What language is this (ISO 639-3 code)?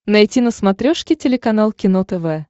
rus